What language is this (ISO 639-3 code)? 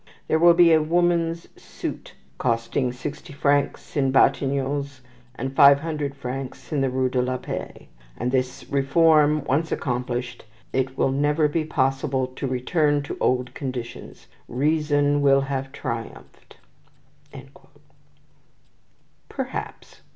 eng